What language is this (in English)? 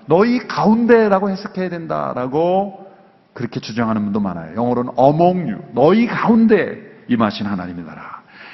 Korean